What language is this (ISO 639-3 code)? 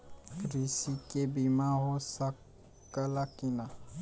bho